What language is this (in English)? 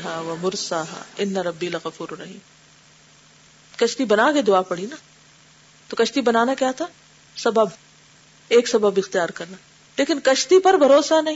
Urdu